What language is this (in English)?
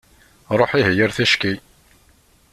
Kabyle